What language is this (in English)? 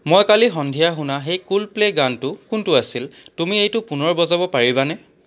Assamese